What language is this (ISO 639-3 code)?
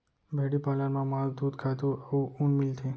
hne